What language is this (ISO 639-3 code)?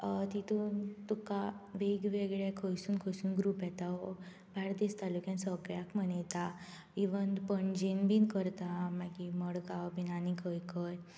kok